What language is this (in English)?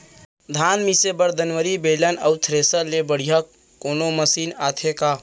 Chhattisgarhi